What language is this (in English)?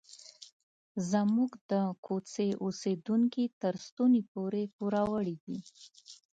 Pashto